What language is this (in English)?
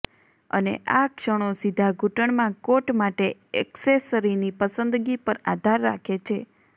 Gujarati